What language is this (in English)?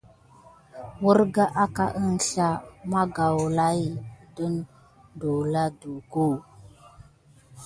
Gidar